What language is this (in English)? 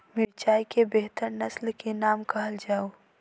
Maithili